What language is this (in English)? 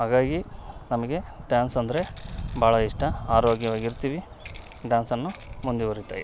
Kannada